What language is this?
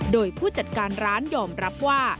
Thai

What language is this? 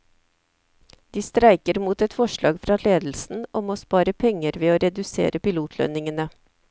Norwegian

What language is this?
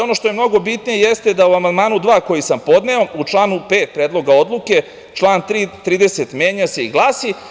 Serbian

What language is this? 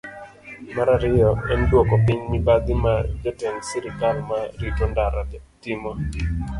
Luo (Kenya and Tanzania)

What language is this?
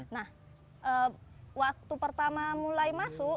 Indonesian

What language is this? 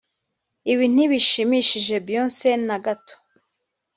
Kinyarwanda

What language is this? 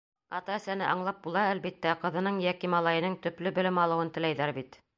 Bashkir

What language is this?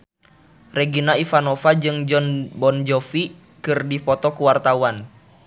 Sundanese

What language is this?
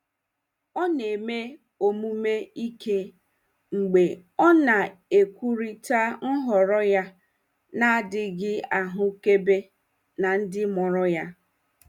Igbo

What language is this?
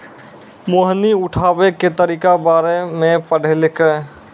Maithili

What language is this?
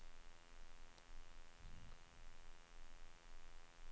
Swedish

